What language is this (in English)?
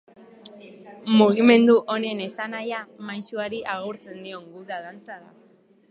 Basque